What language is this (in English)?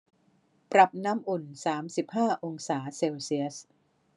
Thai